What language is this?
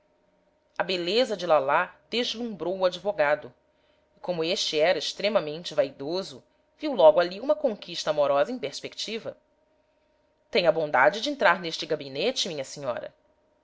Portuguese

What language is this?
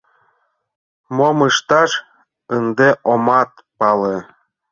Mari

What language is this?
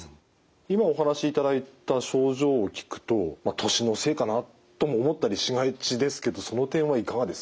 Japanese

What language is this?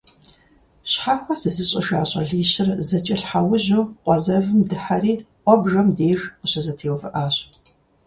Kabardian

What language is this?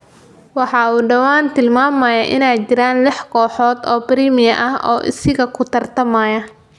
Somali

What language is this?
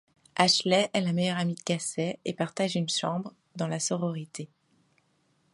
French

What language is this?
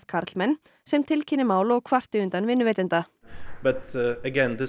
Icelandic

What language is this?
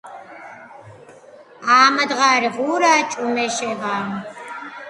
Georgian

